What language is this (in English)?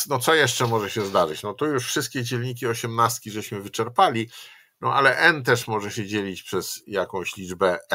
Polish